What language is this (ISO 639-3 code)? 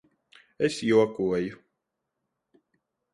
lav